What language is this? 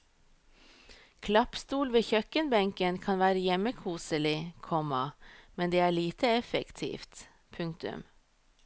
Norwegian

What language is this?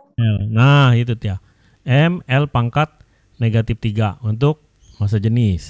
Indonesian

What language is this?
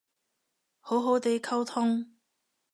Cantonese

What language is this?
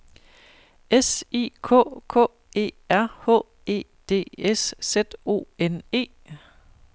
Danish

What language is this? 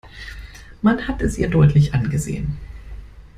German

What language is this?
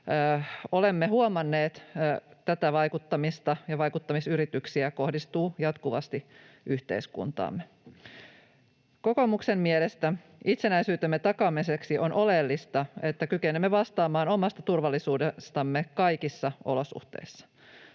Finnish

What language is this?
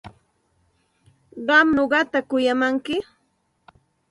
Santa Ana de Tusi Pasco Quechua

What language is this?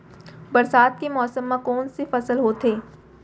Chhattisgarhi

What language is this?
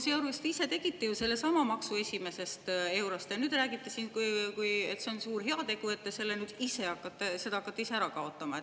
Estonian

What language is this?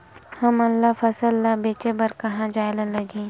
Chhattisgarhi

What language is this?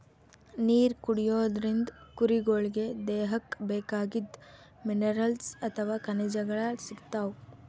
Kannada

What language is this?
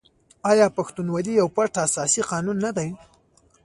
Pashto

